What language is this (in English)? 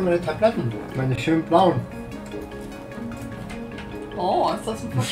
German